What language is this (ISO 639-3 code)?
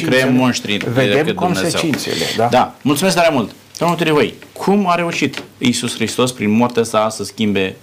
ron